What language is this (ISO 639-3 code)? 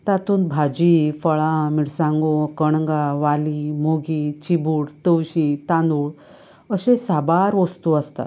kok